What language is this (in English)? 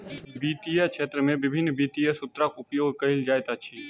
Maithili